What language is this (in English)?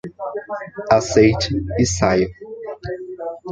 Portuguese